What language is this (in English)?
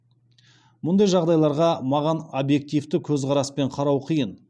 Kazakh